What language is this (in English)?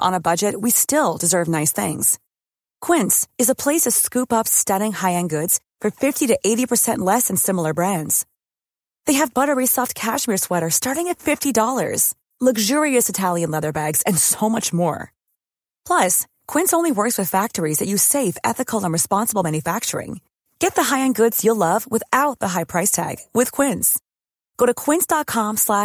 Filipino